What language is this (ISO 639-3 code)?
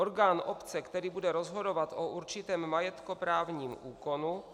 ces